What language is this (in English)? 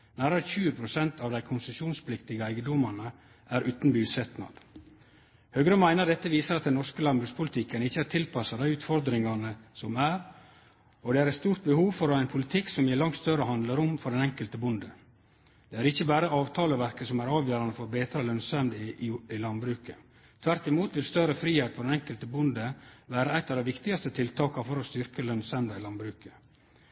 Norwegian Nynorsk